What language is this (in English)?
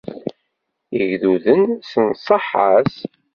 Kabyle